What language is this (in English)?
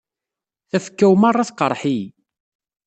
Kabyle